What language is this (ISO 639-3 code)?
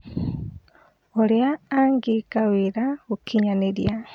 kik